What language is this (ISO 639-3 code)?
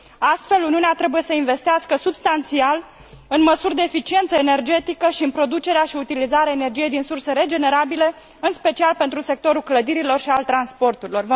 ron